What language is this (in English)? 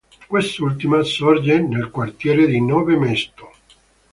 Italian